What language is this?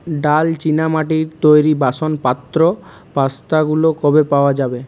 Bangla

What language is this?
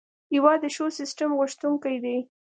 Pashto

